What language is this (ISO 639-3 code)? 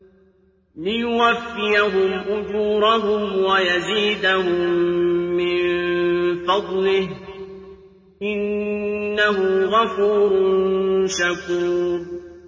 ara